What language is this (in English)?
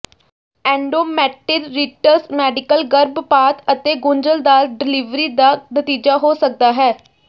Punjabi